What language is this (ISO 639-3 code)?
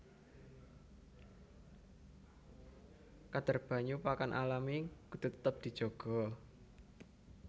jav